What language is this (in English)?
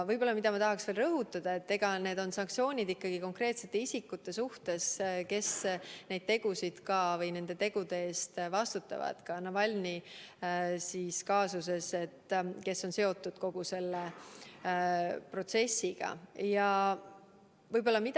Estonian